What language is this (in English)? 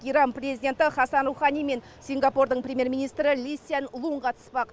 Kazakh